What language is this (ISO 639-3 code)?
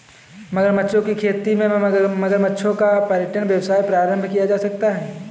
hin